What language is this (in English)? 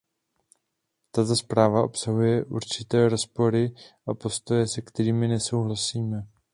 Czech